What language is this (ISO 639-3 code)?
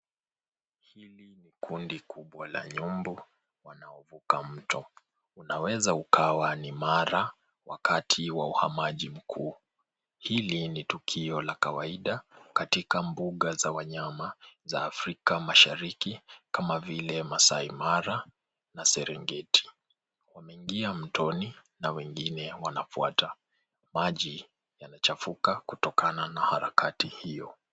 swa